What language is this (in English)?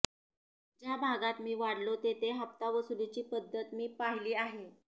Marathi